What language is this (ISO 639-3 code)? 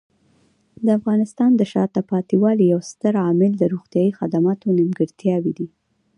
pus